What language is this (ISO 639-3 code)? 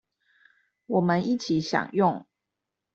zho